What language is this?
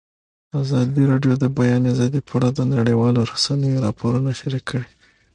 Pashto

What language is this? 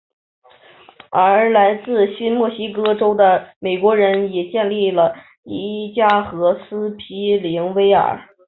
Chinese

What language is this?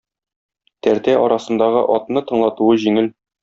Tatar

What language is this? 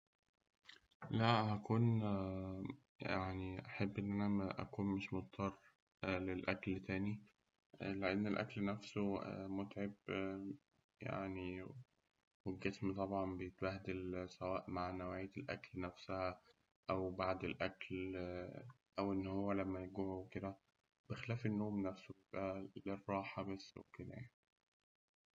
Egyptian Arabic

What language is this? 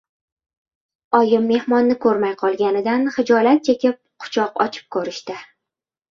Uzbek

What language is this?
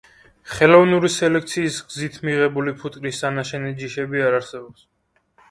Georgian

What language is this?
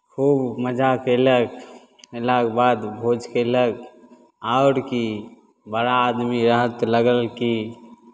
Maithili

